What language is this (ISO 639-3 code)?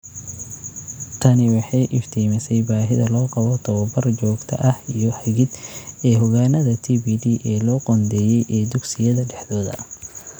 som